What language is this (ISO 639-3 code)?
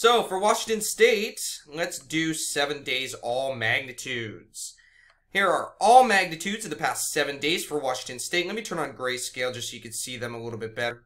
eng